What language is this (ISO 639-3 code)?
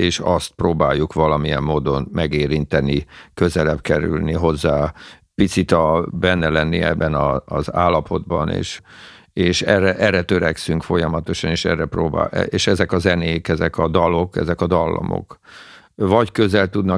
hun